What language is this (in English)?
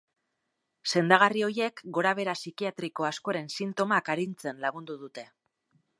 Basque